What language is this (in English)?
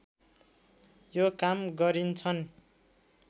Nepali